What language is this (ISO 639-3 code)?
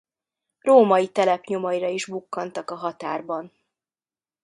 hun